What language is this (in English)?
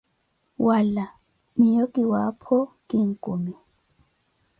Koti